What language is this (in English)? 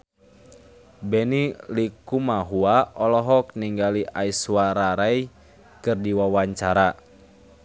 Sundanese